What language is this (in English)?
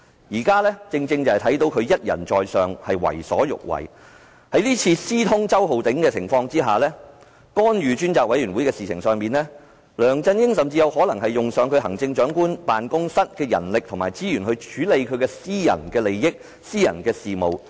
Cantonese